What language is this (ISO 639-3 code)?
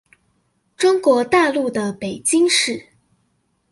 zho